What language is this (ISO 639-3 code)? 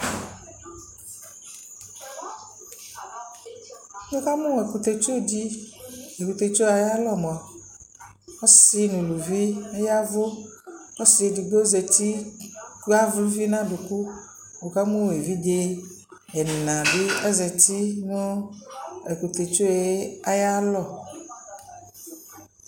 kpo